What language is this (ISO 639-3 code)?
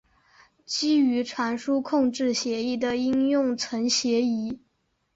zho